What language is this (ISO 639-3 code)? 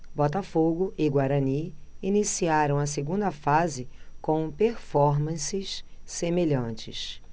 por